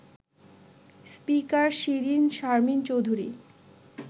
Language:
Bangla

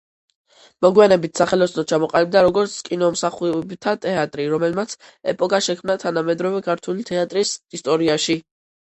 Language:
Georgian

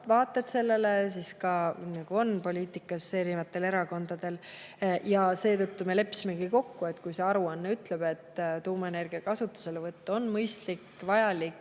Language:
Estonian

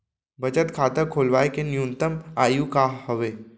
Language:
Chhattisgarhi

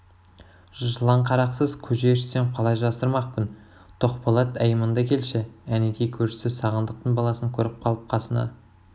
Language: Kazakh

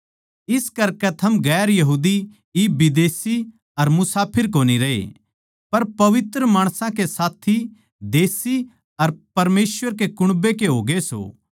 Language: Haryanvi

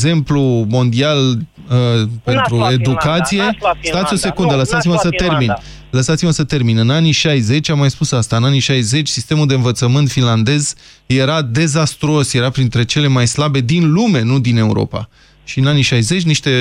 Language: Romanian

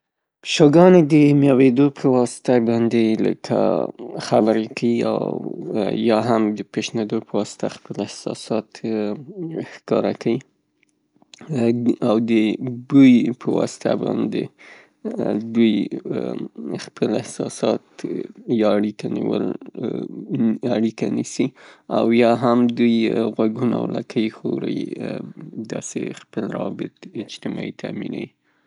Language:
Pashto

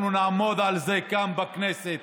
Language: Hebrew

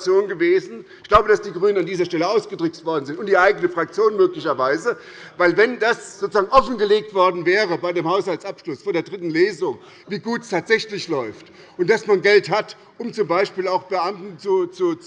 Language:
German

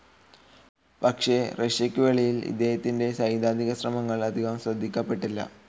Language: Malayalam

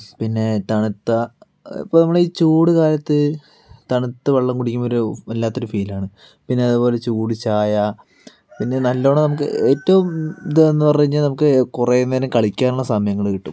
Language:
Malayalam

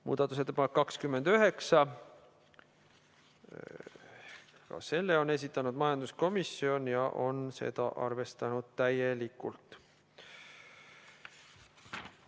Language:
Estonian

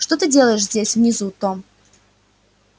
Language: Russian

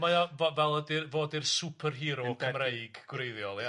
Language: Welsh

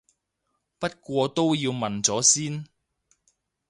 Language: Cantonese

